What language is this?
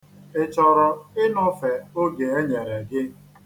Igbo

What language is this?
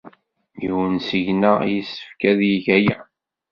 Kabyle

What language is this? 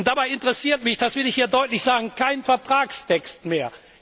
German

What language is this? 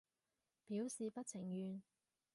Cantonese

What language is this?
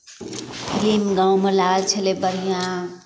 Maithili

